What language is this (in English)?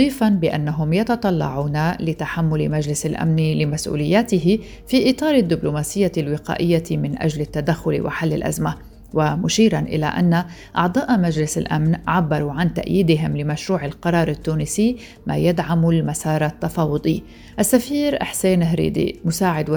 Arabic